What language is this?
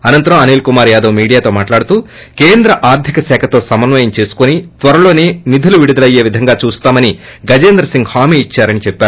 Telugu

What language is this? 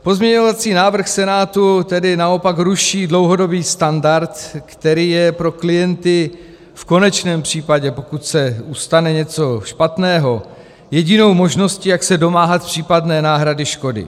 Czech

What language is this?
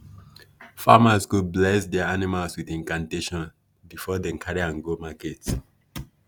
Nigerian Pidgin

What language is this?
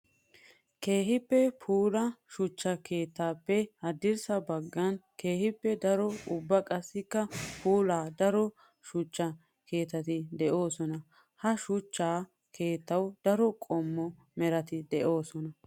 Wolaytta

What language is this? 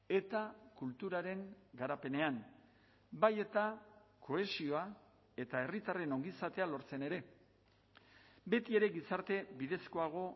Basque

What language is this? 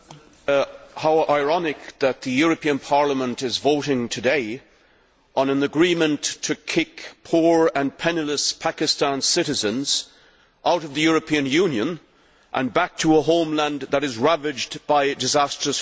English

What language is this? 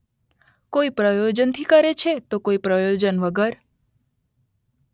Gujarati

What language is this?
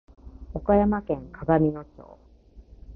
Japanese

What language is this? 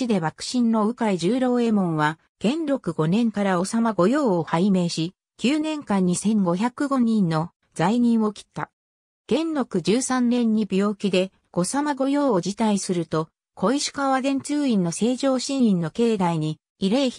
Japanese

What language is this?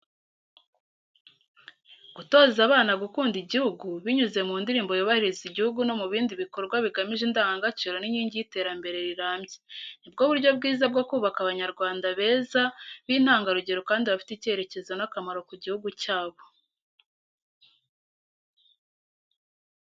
Kinyarwanda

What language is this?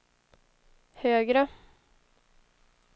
Swedish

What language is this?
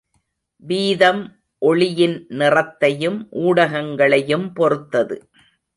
Tamil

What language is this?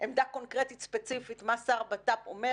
Hebrew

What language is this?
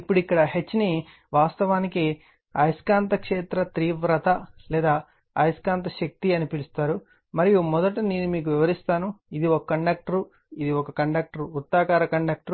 Telugu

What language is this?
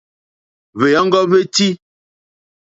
Mokpwe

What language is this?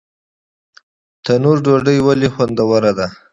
Pashto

